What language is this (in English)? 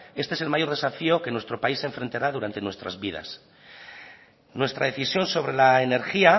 Spanish